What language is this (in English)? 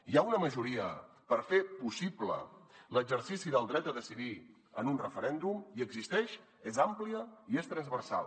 Catalan